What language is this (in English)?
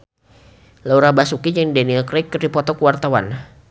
Sundanese